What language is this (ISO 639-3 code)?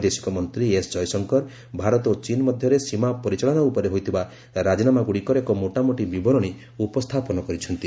ori